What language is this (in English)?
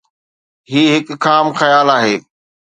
Sindhi